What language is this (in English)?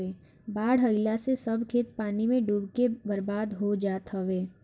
Bhojpuri